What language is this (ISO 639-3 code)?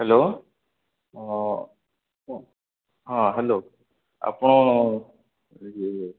ori